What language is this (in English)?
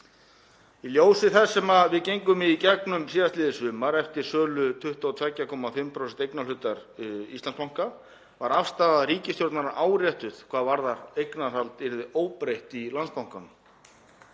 Icelandic